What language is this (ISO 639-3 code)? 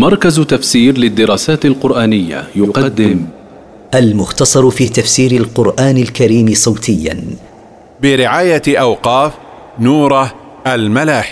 ara